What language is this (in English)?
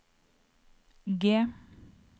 Norwegian